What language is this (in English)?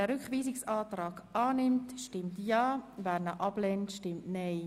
Swiss German